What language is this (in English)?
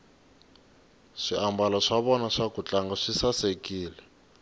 Tsonga